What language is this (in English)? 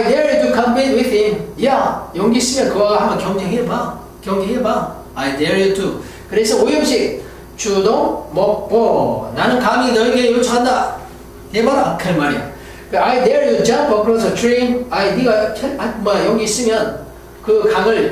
Korean